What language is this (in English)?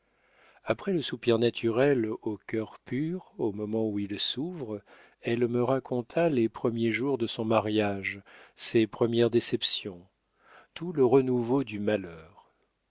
French